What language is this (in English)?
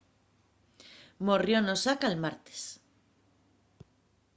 Asturian